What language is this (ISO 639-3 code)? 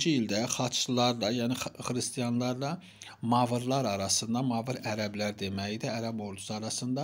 tur